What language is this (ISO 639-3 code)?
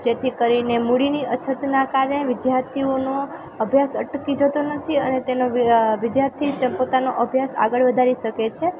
guj